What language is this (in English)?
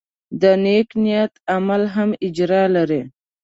Pashto